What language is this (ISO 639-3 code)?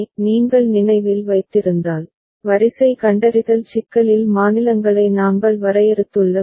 tam